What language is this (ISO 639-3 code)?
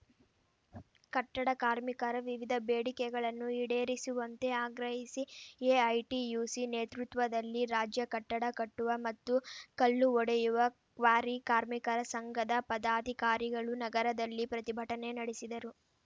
kan